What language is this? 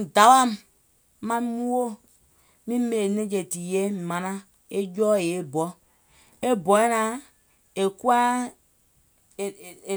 Gola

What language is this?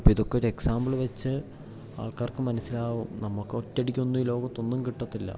Malayalam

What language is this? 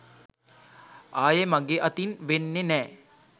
Sinhala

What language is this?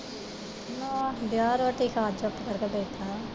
Punjabi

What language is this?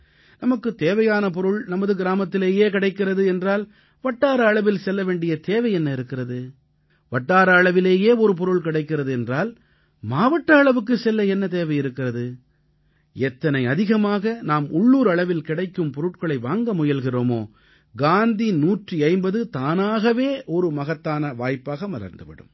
Tamil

